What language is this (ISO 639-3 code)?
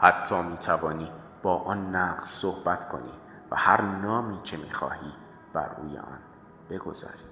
fas